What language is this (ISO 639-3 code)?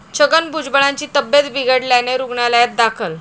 mar